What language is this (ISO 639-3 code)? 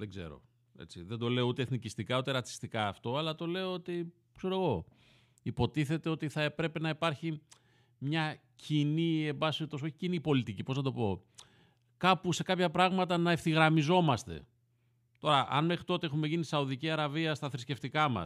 ell